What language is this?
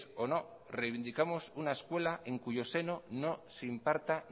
Spanish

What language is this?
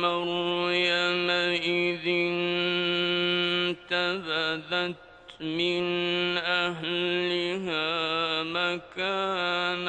Arabic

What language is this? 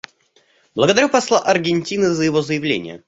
Russian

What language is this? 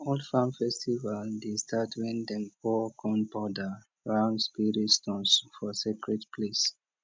Nigerian Pidgin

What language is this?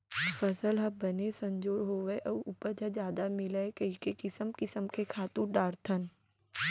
Chhattisgarhi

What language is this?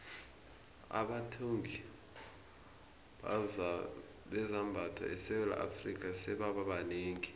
South Ndebele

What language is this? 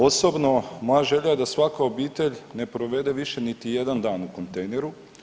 Croatian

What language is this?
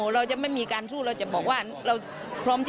Thai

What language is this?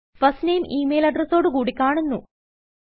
Malayalam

